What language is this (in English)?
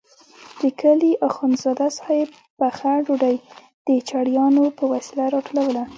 Pashto